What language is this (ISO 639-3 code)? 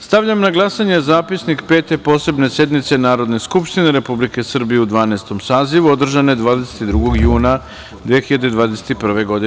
srp